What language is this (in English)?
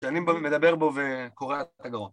Hebrew